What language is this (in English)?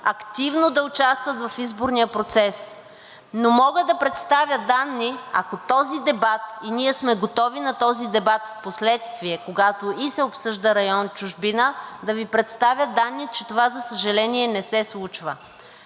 Bulgarian